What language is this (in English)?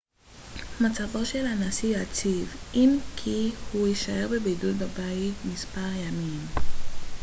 Hebrew